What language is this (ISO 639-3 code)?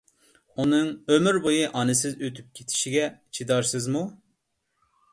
uig